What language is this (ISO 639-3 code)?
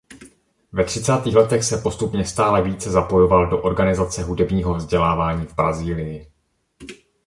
ces